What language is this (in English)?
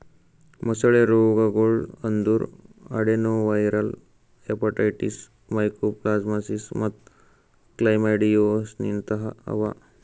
Kannada